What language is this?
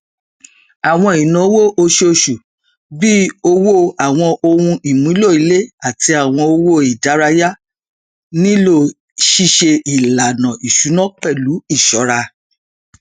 Yoruba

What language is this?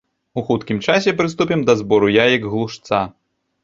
Belarusian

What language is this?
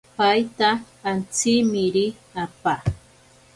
Ashéninka Perené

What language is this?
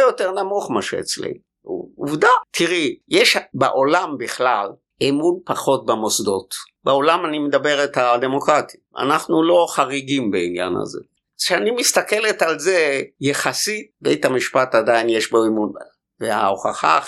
Hebrew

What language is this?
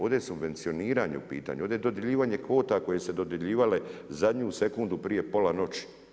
Croatian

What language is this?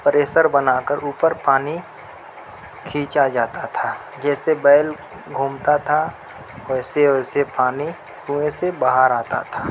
Urdu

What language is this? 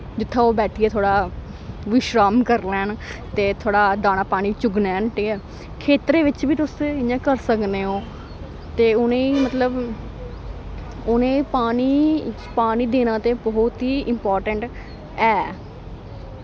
Dogri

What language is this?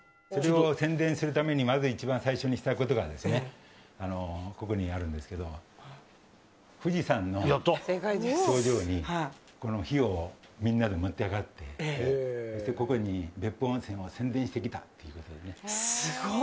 Japanese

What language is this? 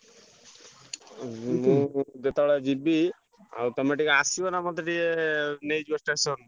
Odia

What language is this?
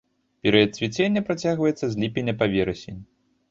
Belarusian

